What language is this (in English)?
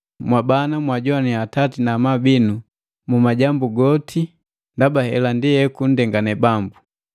Matengo